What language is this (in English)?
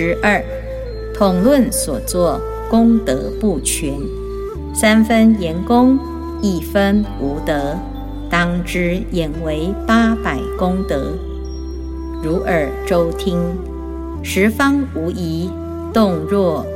Chinese